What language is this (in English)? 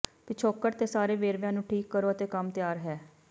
Punjabi